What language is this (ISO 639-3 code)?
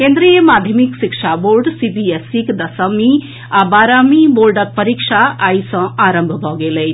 mai